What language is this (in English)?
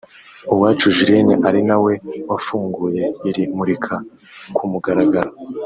Kinyarwanda